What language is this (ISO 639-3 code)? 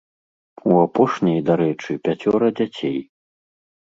bel